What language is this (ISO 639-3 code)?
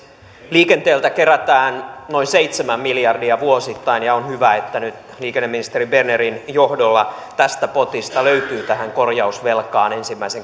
fin